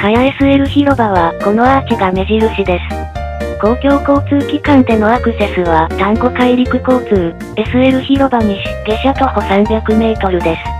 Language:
Japanese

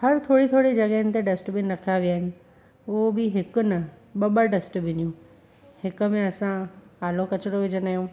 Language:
Sindhi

